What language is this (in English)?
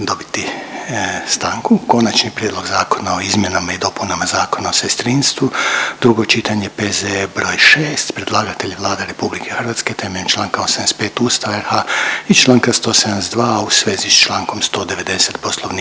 Croatian